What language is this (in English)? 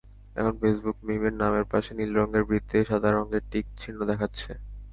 Bangla